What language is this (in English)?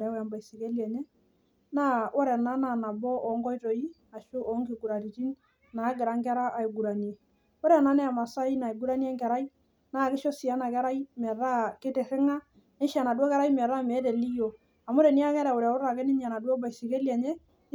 Masai